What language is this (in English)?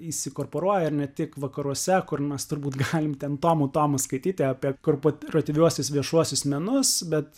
Lithuanian